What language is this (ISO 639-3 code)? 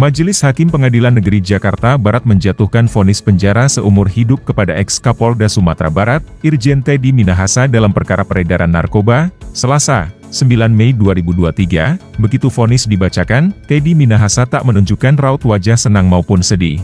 ind